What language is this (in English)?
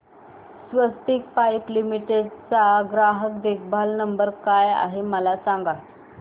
Marathi